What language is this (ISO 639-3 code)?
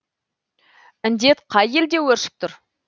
kaz